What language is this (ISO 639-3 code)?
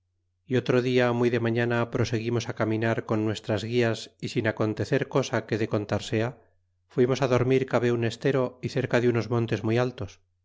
spa